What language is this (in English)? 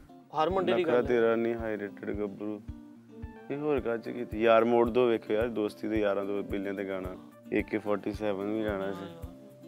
Punjabi